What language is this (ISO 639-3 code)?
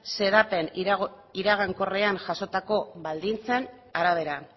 eus